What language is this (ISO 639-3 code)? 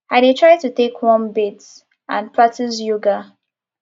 pcm